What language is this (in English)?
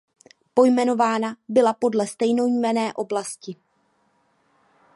Czech